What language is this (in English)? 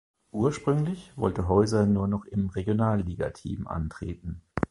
German